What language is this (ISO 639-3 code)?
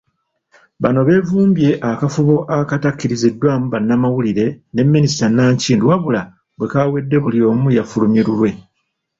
lug